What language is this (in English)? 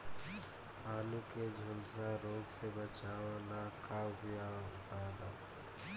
Bhojpuri